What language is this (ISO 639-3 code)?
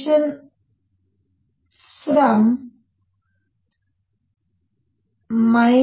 kan